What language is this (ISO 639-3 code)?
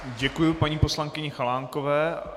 ces